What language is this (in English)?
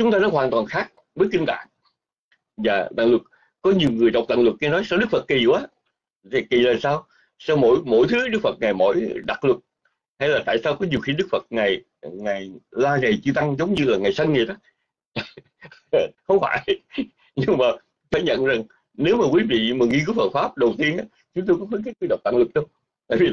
Vietnamese